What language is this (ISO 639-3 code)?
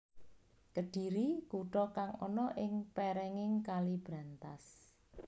jav